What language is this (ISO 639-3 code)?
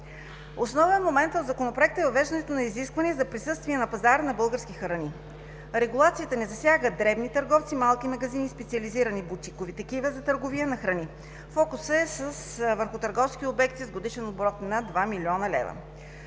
bul